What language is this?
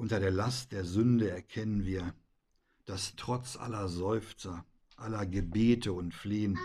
German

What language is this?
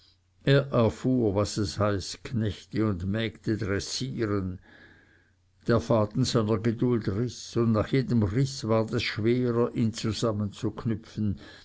German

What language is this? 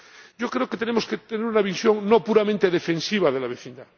Spanish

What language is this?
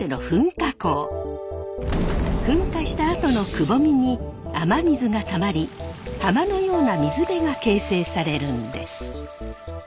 Japanese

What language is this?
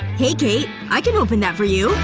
English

